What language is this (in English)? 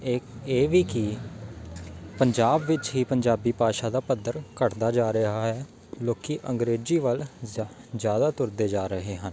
Punjabi